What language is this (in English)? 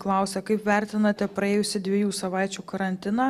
Lithuanian